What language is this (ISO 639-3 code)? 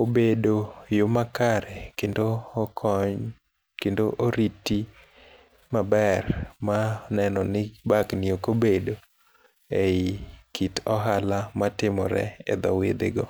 luo